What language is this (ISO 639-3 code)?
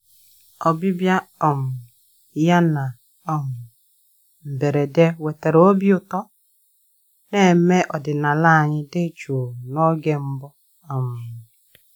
ibo